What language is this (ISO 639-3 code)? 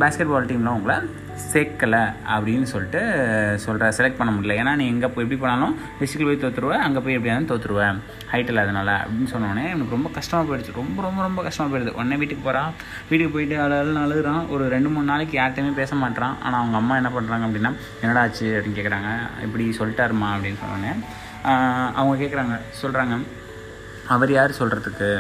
tam